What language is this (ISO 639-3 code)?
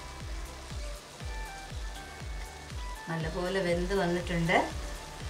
ron